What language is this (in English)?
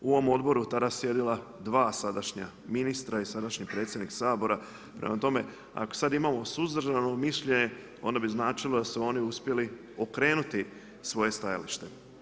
Croatian